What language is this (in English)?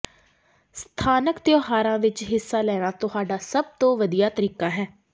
Punjabi